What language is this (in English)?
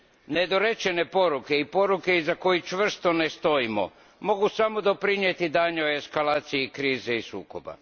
Croatian